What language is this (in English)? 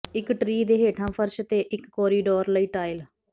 Punjabi